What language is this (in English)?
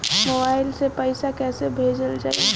Bhojpuri